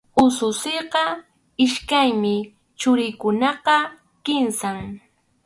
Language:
Arequipa-La Unión Quechua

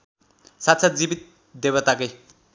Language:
Nepali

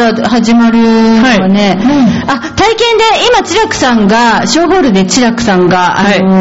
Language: Japanese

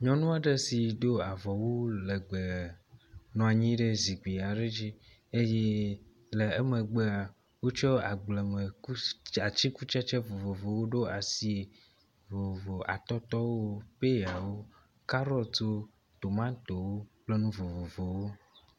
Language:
Ewe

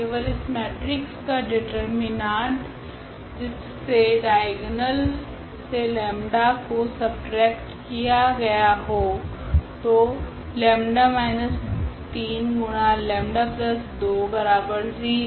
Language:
Hindi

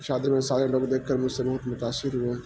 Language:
Urdu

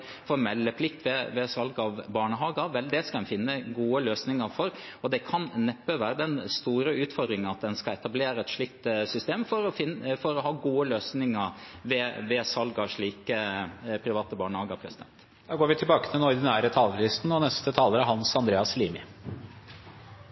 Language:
Norwegian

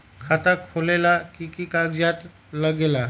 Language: Magahi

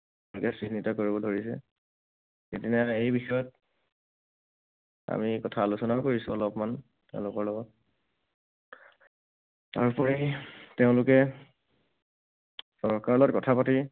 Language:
Assamese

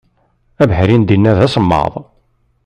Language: Kabyle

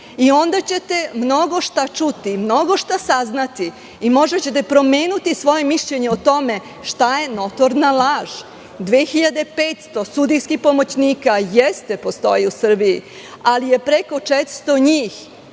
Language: Serbian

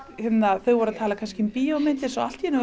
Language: Icelandic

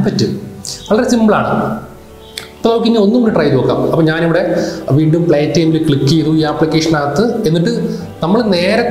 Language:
Malayalam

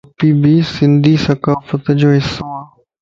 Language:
Lasi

